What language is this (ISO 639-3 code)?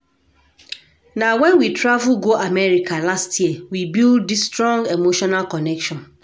pcm